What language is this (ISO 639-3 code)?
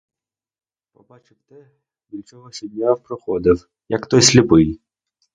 ukr